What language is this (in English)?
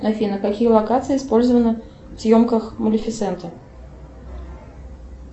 Russian